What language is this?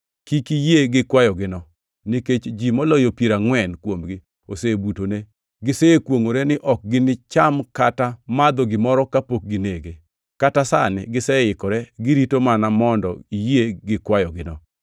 Luo (Kenya and Tanzania)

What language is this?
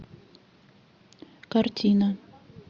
Russian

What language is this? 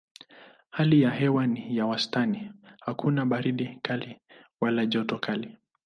Swahili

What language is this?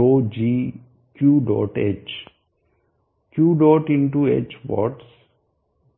Hindi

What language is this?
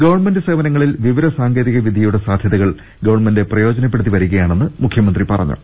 Malayalam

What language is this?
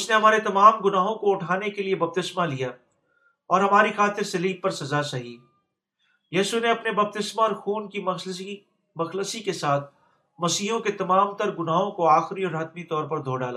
Urdu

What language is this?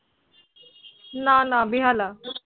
Bangla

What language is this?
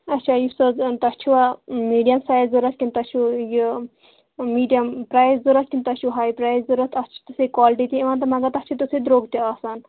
Kashmiri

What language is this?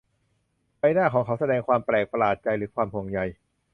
Thai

